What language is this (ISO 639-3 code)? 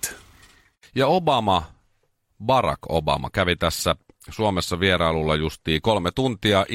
fin